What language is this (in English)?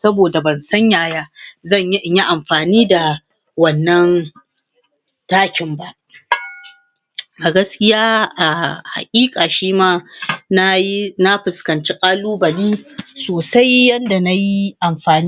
Hausa